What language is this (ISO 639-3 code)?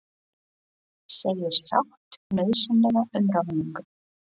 isl